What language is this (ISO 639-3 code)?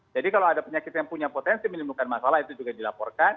ind